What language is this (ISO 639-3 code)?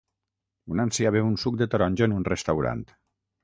cat